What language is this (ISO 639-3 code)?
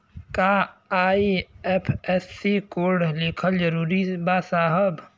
bho